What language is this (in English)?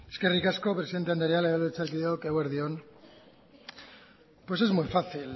Basque